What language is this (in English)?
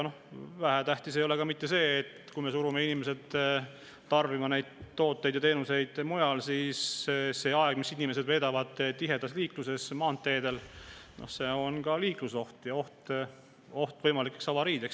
Estonian